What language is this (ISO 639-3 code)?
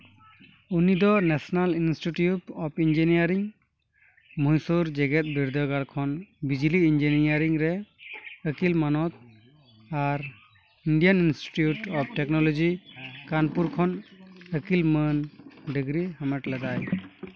sat